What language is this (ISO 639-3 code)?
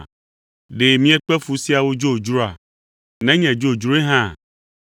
ewe